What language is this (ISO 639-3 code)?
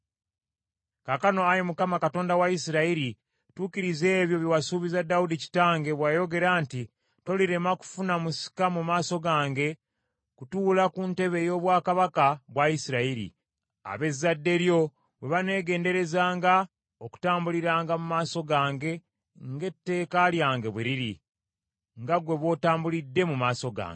lug